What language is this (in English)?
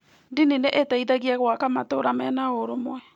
Kikuyu